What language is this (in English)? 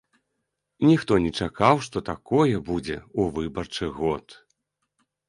Belarusian